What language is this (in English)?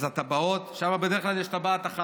Hebrew